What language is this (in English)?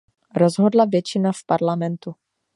Czech